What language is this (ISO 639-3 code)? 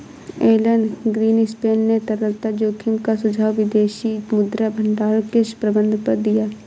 hin